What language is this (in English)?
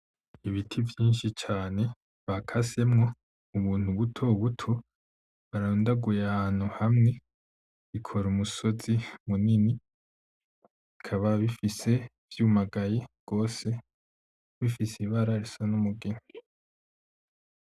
Rundi